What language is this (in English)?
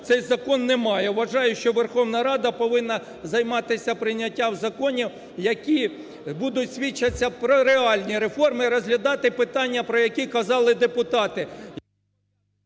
Ukrainian